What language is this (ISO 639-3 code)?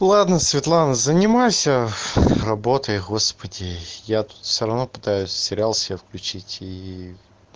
rus